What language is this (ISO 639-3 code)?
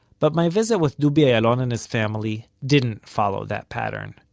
eng